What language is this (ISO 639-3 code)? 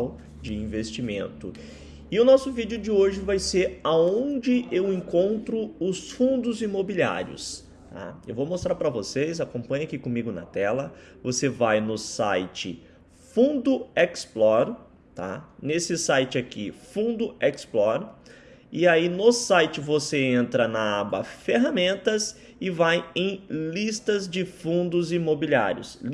por